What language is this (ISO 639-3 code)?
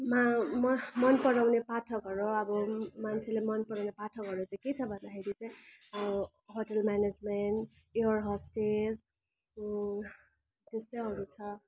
nep